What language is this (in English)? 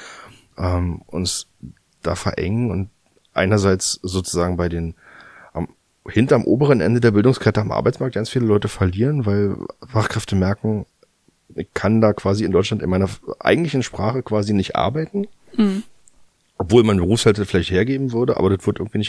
German